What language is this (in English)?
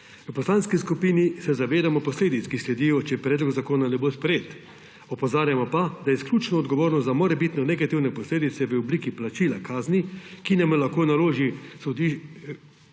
Slovenian